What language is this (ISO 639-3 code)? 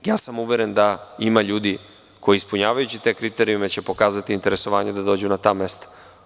srp